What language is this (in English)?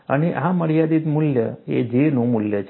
Gujarati